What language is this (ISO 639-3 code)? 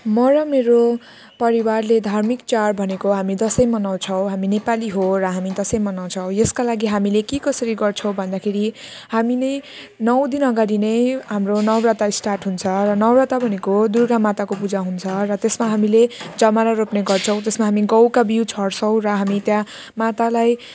nep